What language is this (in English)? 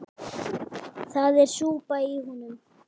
Icelandic